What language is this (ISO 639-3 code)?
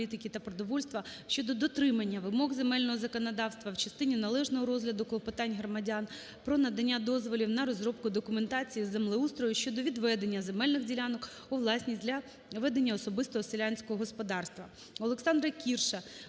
ukr